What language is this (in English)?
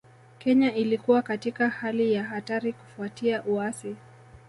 Swahili